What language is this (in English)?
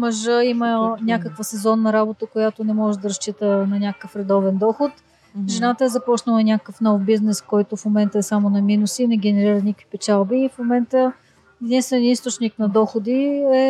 Bulgarian